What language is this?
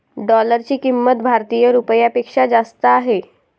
Marathi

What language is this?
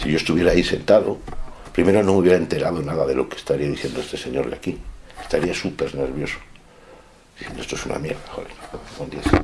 Spanish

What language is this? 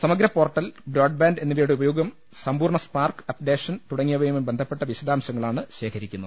Malayalam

